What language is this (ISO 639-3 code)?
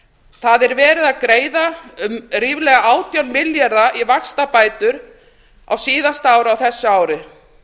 isl